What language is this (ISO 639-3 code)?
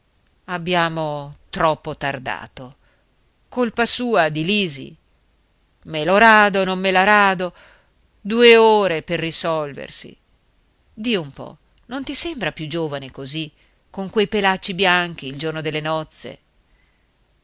ita